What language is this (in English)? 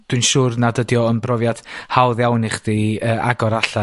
Welsh